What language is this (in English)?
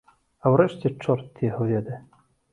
Belarusian